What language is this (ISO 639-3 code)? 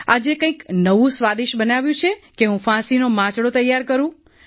guj